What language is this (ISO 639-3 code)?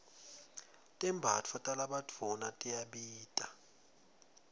ssw